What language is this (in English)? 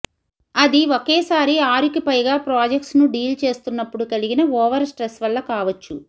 Telugu